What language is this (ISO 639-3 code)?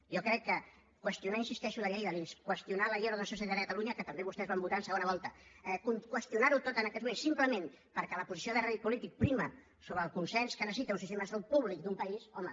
cat